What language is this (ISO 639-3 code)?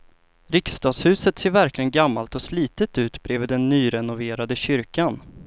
swe